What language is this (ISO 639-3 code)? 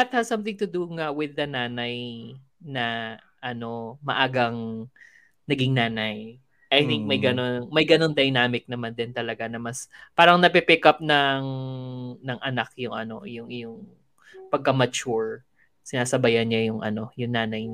fil